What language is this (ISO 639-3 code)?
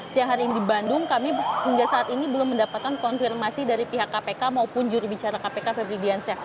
ind